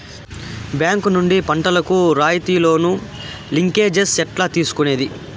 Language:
Telugu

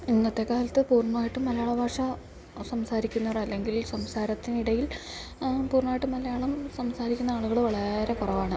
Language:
Malayalam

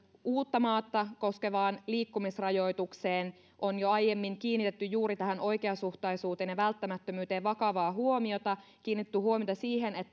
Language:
Finnish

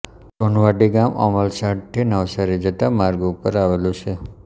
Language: Gujarati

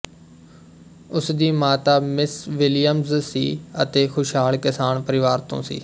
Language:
Punjabi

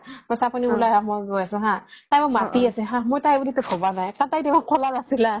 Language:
Assamese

